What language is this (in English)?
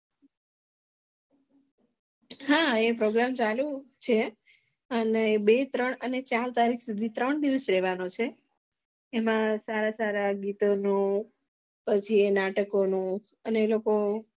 Gujarati